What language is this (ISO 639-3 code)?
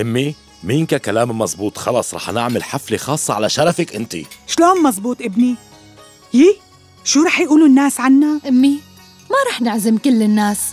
ara